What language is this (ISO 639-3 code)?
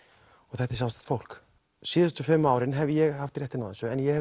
isl